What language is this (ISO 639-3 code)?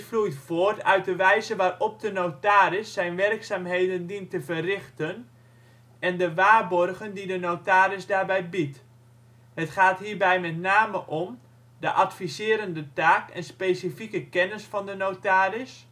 nld